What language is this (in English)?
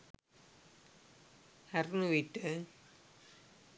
Sinhala